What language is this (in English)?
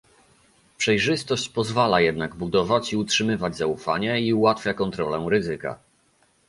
Polish